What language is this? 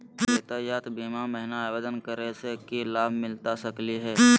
Magahi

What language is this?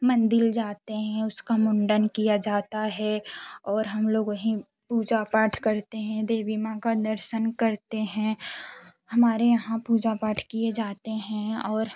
Hindi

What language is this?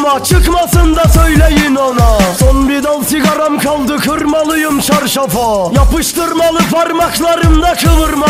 Turkish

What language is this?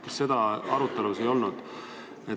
Estonian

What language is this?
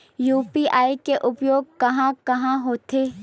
Chhattisgarhi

